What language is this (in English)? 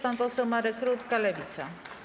Polish